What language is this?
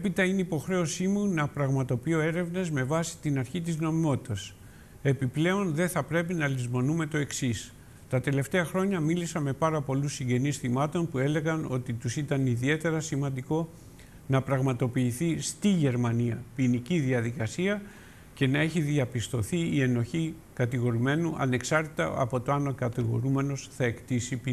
Greek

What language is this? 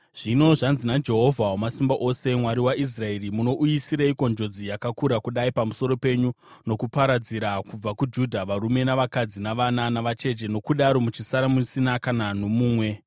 Shona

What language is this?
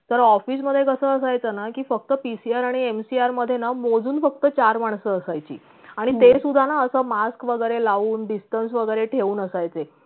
Marathi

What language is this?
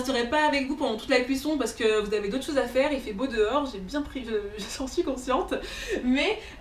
French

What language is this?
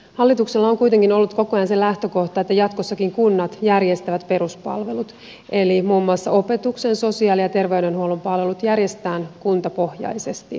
Finnish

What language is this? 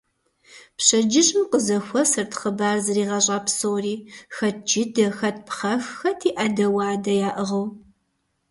Kabardian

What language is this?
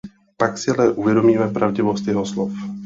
Czech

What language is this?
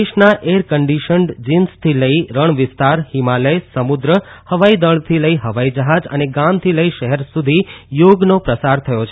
Gujarati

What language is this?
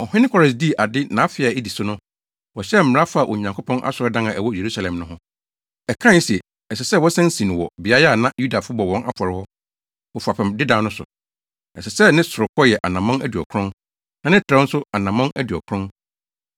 Akan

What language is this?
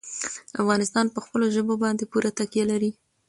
Pashto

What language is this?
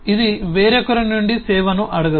Telugu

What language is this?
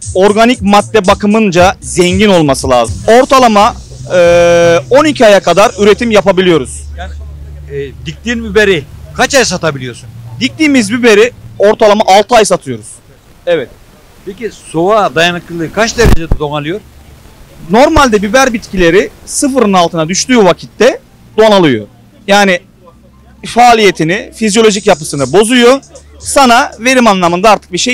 Turkish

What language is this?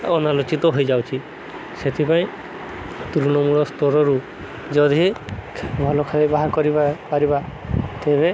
Odia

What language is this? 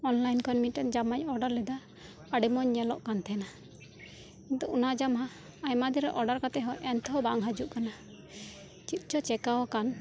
Santali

